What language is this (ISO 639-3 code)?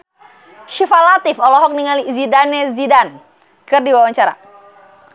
sun